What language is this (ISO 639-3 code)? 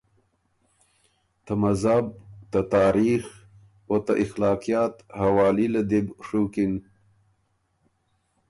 oru